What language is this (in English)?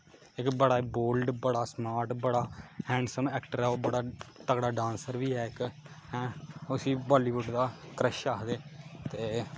Dogri